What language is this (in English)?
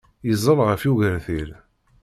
Kabyle